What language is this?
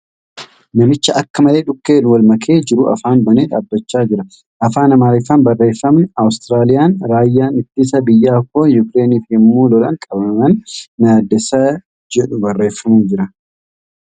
Oromo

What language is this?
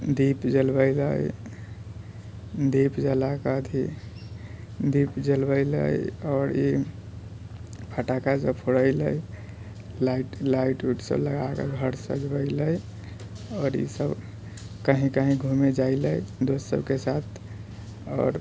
Maithili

